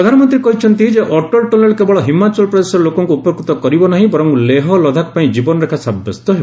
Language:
Odia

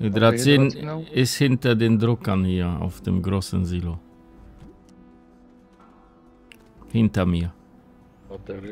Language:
German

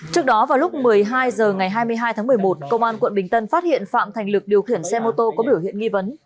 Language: Vietnamese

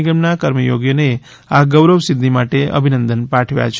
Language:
Gujarati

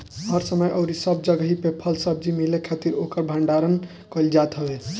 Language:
Bhojpuri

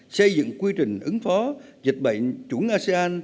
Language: Vietnamese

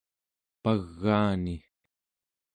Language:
Central Yupik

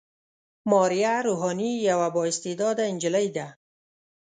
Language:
Pashto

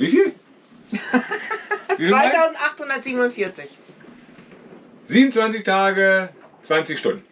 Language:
German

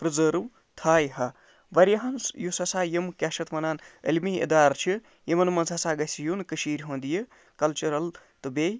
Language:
Kashmiri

